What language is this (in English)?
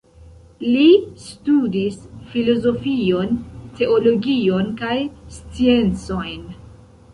Esperanto